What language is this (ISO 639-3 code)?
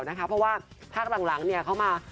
tha